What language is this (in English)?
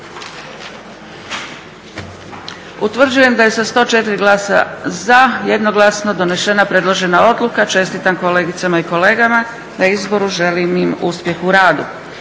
Croatian